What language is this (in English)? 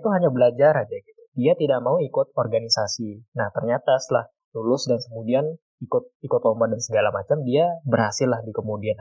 Indonesian